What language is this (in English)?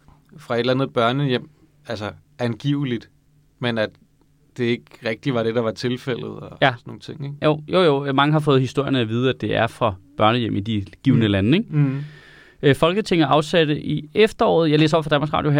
Danish